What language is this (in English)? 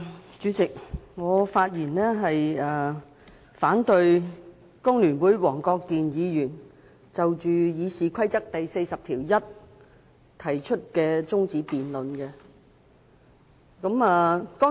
Cantonese